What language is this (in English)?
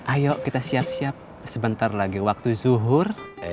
Indonesian